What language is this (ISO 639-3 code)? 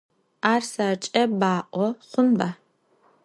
ady